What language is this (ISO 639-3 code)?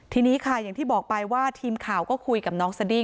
tha